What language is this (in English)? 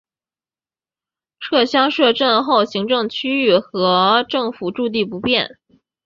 Chinese